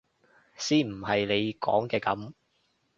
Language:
Cantonese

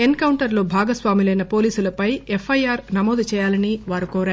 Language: Telugu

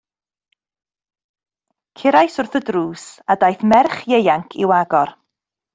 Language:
Welsh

